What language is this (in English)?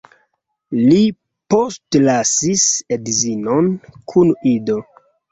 Esperanto